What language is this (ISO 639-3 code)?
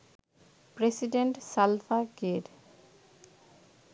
ben